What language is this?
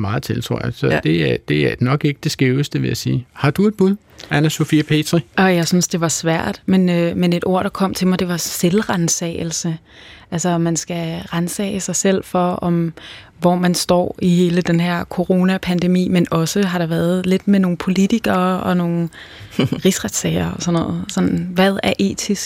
Danish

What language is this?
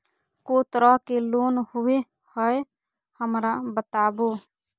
Magahi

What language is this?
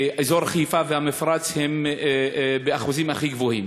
Hebrew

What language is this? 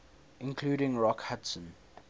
English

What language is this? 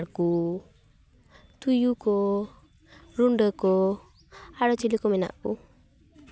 Santali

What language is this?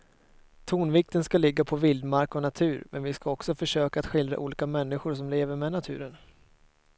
Swedish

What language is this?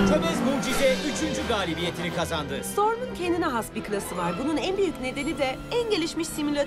Turkish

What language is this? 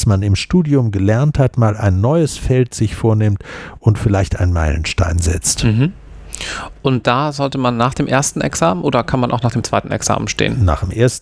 German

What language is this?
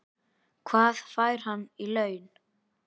Icelandic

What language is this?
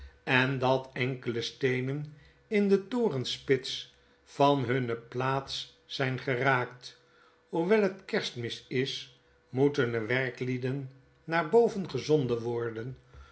Dutch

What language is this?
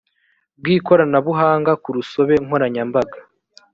Kinyarwanda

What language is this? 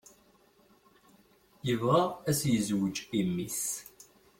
Kabyle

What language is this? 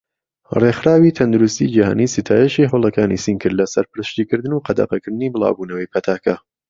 Central Kurdish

